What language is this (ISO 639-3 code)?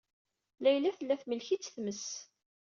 kab